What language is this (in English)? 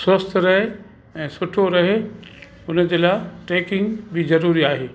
Sindhi